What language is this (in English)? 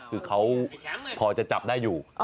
Thai